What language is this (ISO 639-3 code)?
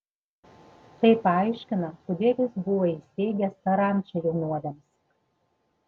lit